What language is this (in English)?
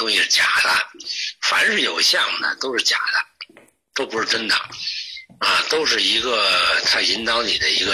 Chinese